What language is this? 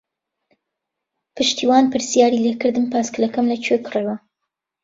Central Kurdish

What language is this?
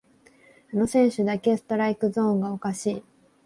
Japanese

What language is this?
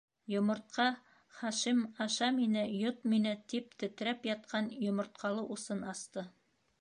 Bashkir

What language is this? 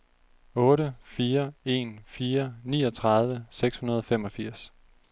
Danish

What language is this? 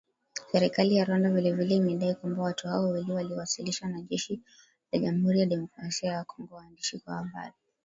Swahili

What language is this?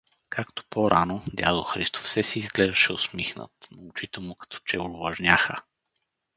Bulgarian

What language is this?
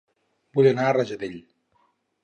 Catalan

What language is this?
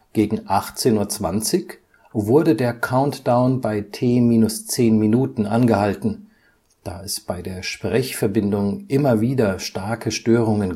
German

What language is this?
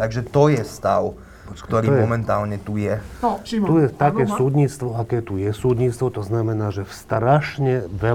Slovak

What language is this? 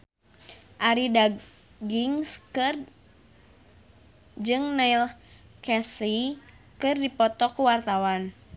Sundanese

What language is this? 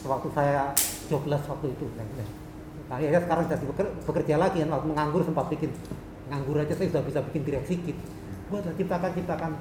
Indonesian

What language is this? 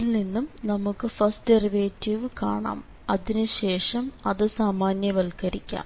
Malayalam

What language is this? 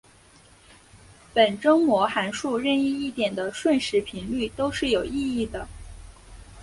Chinese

